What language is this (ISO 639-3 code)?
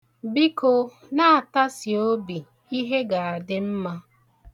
ibo